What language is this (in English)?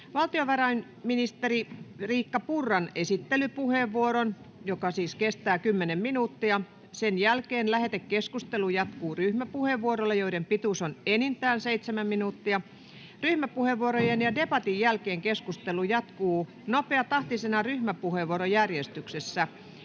Finnish